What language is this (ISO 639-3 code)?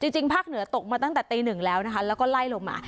tha